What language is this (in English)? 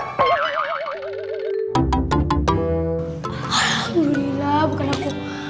Indonesian